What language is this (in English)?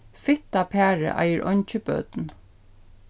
Faroese